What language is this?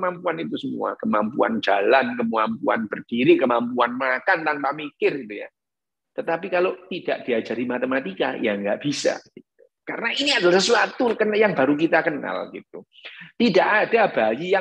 Indonesian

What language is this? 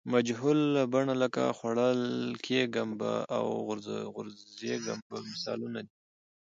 Pashto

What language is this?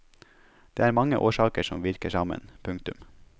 Norwegian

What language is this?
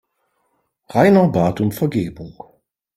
German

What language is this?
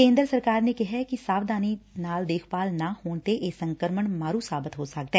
Punjabi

